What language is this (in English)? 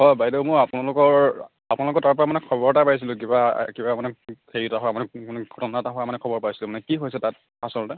Assamese